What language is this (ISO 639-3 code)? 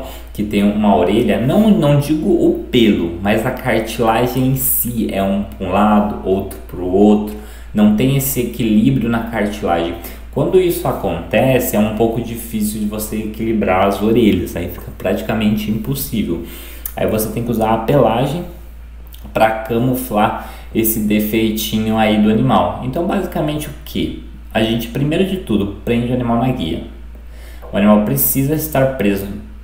por